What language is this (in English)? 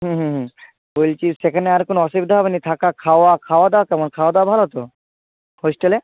Bangla